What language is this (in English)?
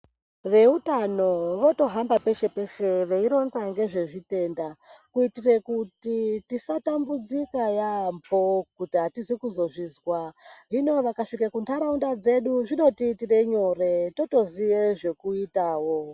Ndau